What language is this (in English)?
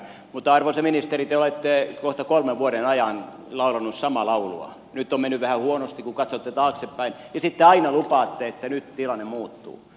Finnish